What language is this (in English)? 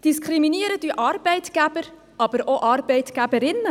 Swiss German